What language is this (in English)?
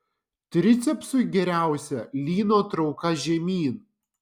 Lithuanian